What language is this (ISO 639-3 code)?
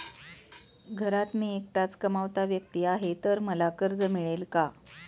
mar